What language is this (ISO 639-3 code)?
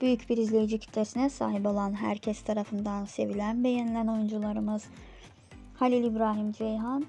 tur